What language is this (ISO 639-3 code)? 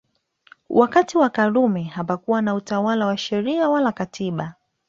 swa